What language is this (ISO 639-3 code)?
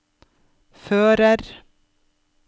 nor